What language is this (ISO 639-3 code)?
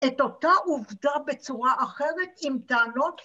heb